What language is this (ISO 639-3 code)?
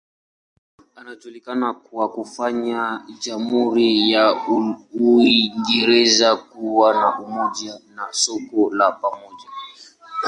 swa